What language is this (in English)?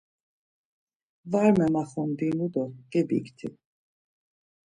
Laz